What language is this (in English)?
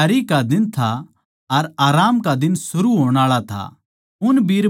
Haryanvi